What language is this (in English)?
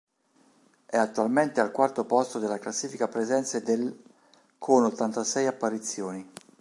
Italian